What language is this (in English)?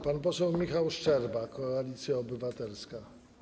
Polish